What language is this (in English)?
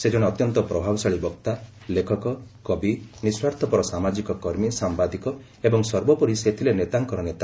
Odia